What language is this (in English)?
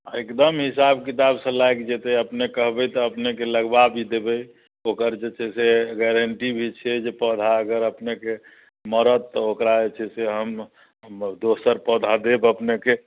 Maithili